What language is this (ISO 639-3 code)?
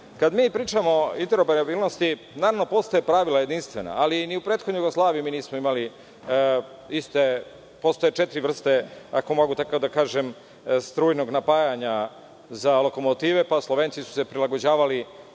srp